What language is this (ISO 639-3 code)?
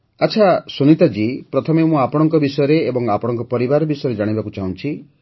ori